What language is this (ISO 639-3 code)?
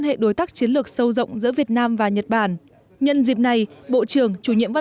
vie